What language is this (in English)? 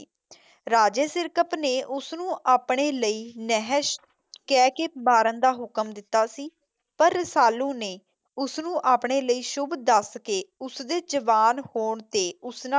Punjabi